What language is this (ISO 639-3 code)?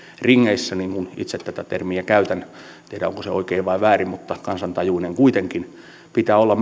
fin